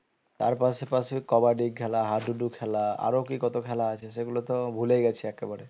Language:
Bangla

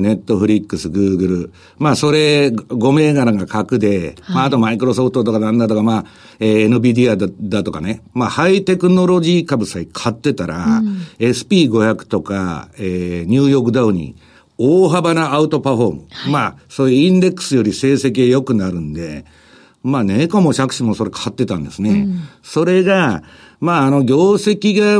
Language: Japanese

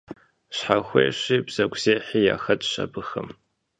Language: Kabardian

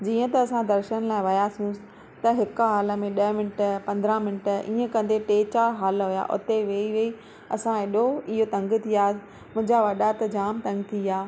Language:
Sindhi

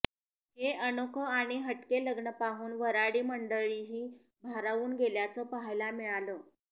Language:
Marathi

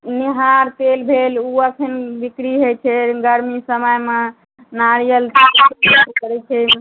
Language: Maithili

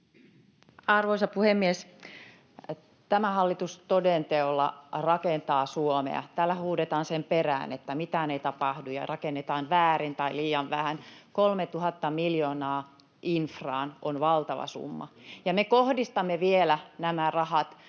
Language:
Finnish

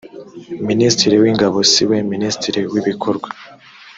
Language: Kinyarwanda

